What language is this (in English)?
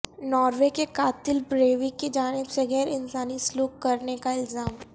Urdu